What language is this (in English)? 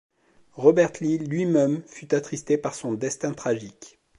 French